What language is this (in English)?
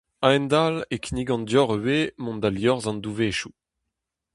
Breton